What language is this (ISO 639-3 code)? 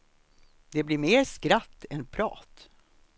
swe